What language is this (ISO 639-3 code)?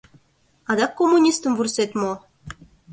chm